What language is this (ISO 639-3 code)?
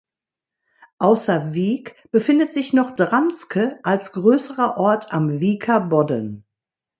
deu